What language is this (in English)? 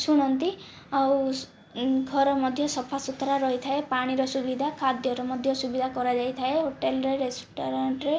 Odia